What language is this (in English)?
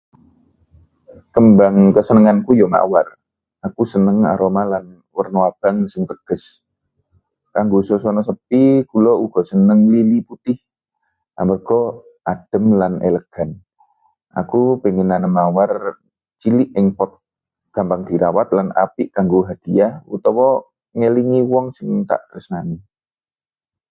Javanese